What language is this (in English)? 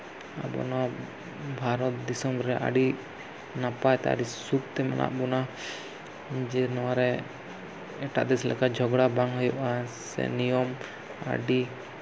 Santali